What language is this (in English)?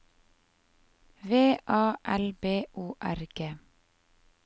Norwegian